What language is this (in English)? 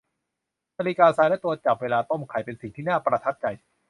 Thai